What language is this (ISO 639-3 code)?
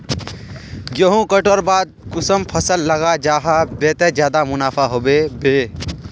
mag